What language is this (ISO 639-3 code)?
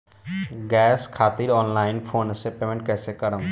bho